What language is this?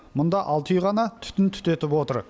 Kazakh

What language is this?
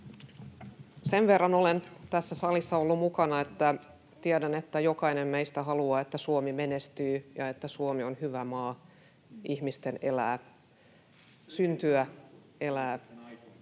Finnish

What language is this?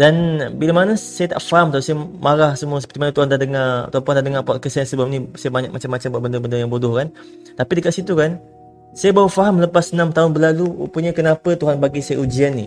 Malay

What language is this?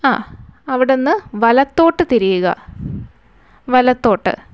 Malayalam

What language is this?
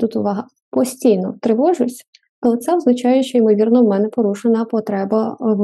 Ukrainian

